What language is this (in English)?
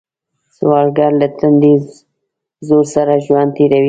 Pashto